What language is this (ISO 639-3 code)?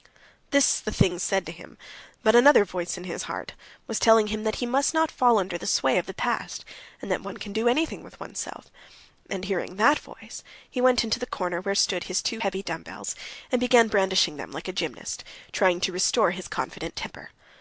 eng